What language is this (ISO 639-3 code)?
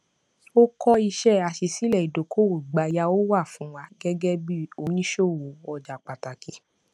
yor